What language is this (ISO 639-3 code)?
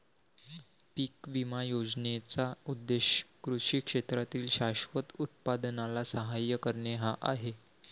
mar